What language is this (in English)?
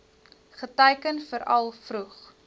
Afrikaans